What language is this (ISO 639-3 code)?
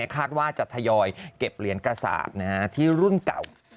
tha